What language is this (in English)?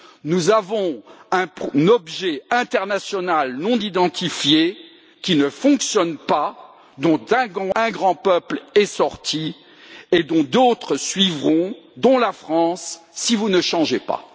French